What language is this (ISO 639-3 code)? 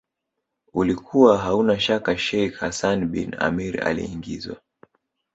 swa